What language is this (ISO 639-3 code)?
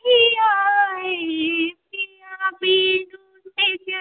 mai